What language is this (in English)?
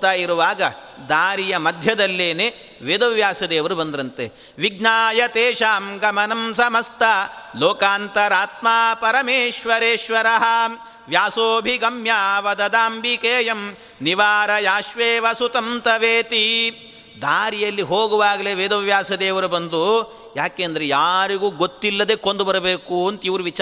Kannada